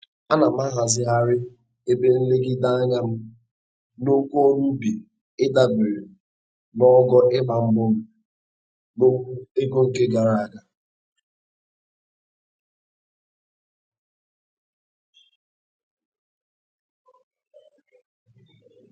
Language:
Igbo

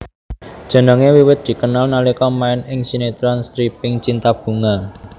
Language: Javanese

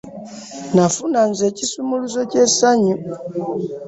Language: Ganda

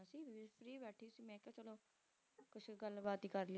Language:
Punjabi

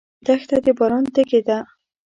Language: Pashto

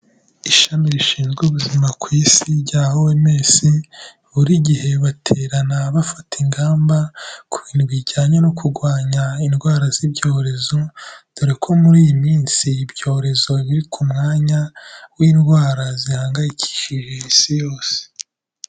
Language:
Kinyarwanda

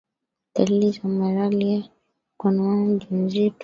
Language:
Swahili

